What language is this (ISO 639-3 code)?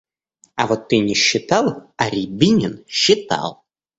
rus